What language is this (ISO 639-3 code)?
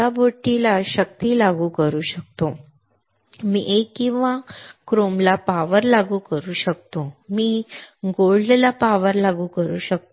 mar